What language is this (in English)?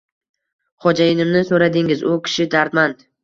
Uzbek